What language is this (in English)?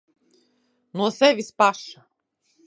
Latvian